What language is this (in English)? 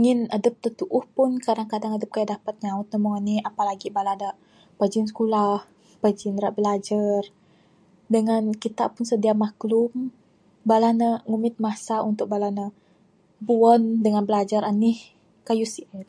Bukar-Sadung Bidayuh